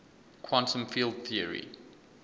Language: English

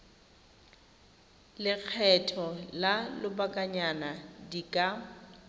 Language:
Tswana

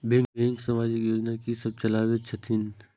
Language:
Maithili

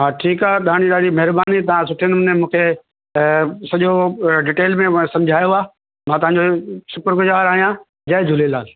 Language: Sindhi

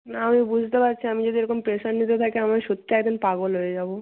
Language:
Bangla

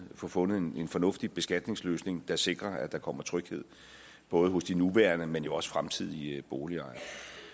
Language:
Danish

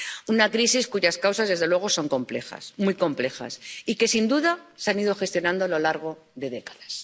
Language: Spanish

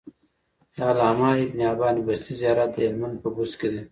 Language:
Pashto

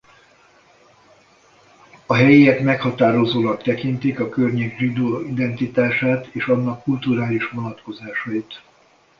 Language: Hungarian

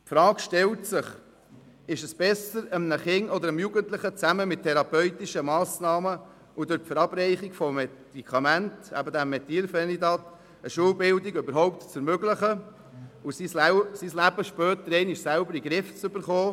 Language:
Swiss German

